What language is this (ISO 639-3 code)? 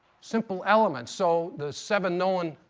eng